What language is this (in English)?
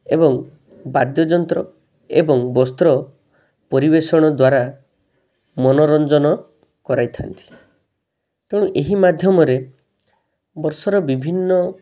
Odia